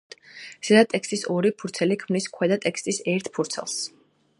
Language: Georgian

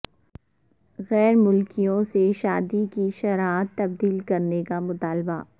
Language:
Urdu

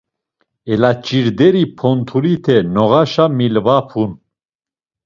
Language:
Laz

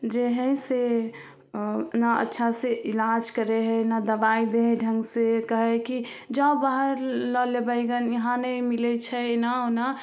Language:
Maithili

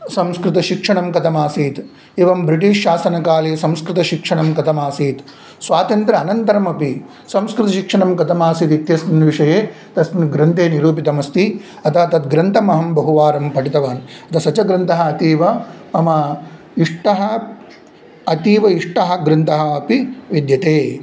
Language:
Sanskrit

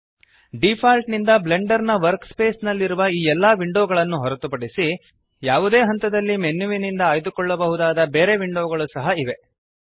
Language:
Kannada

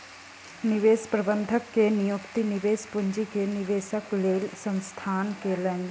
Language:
Maithili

